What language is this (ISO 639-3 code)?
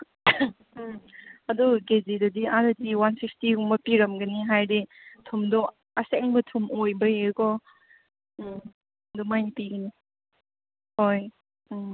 mni